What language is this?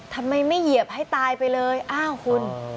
Thai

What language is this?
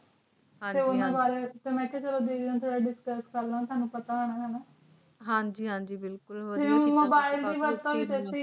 Punjabi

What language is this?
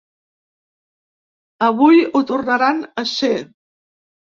Catalan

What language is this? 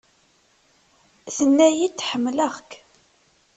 Kabyle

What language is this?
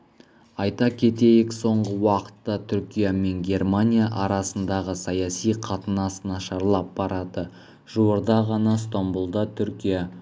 Kazakh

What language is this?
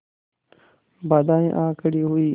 Hindi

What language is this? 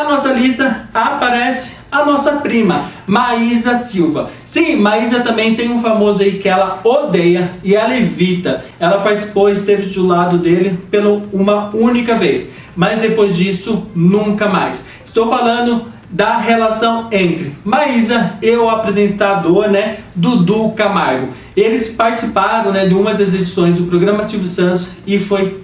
Portuguese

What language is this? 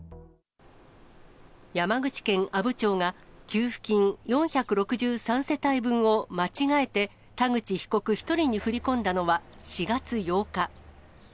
Japanese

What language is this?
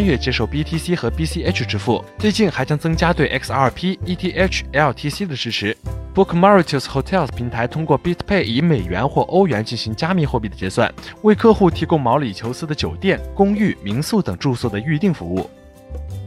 Chinese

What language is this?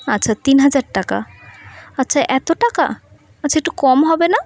Bangla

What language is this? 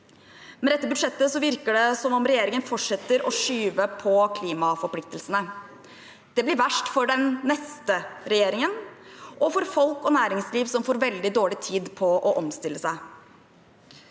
Norwegian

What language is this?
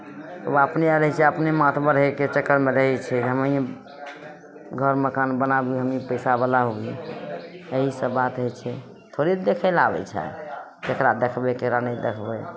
Maithili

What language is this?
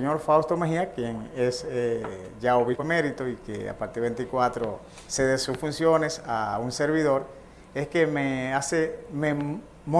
Spanish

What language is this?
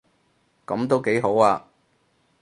Cantonese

